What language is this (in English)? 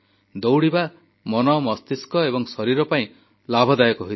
Odia